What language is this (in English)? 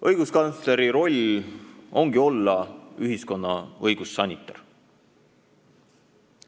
Estonian